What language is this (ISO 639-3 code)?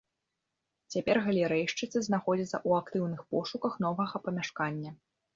bel